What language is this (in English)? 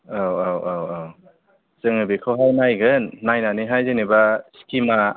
Bodo